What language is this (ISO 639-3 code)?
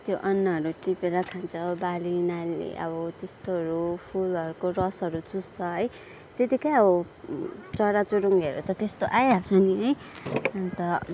nep